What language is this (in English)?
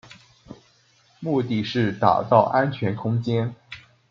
Chinese